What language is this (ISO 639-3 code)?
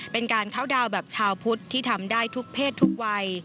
tha